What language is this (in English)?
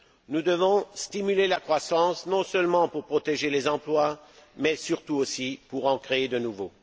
French